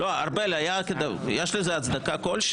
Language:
Hebrew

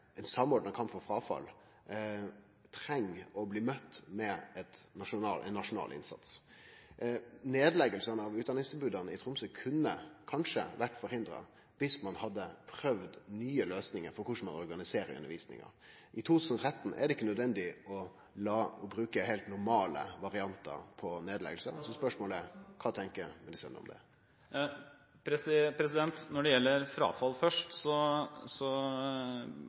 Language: Norwegian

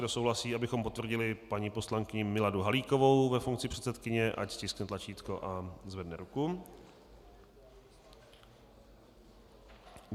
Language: Czech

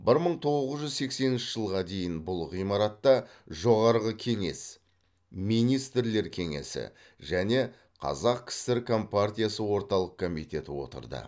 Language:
Kazakh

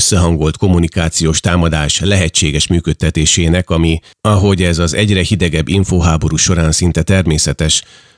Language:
Hungarian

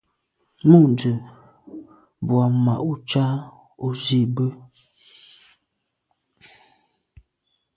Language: Medumba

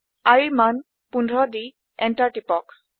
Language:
Assamese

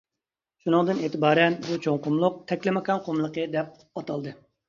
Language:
Uyghur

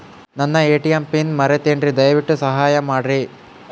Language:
Kannada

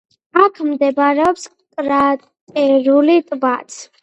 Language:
Georgian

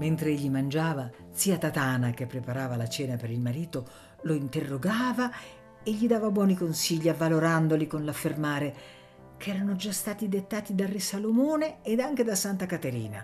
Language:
Italian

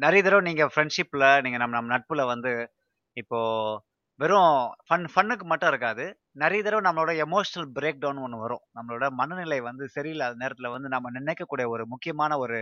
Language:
Tamil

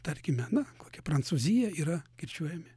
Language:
Lithuanian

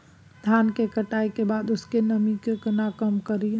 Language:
Maithili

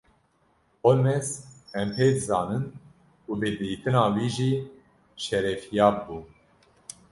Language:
Kurdish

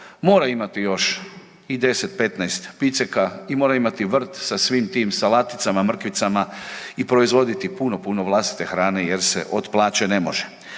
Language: Croatian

